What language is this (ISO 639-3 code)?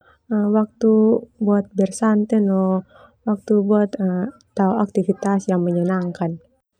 twu